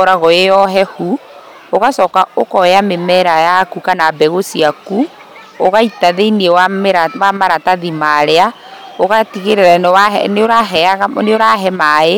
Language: Kikuyu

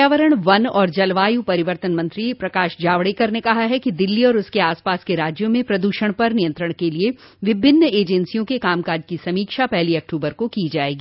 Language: Hindi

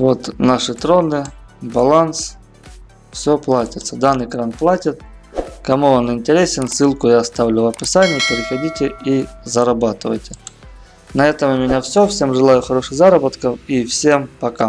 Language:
Russian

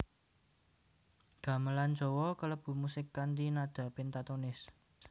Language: Javanese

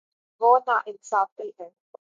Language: Urdu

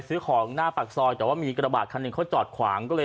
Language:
Thai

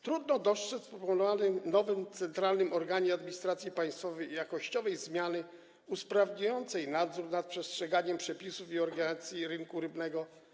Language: Polish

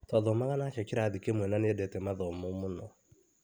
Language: Kikuyu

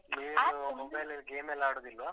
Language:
Kannada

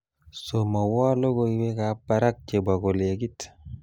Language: Kalenjin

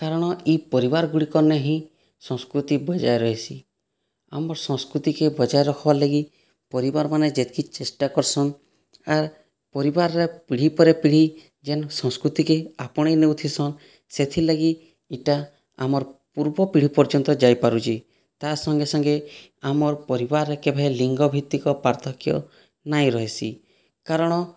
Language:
Odia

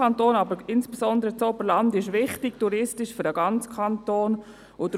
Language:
Swiss German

